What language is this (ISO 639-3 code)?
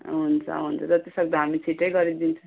nep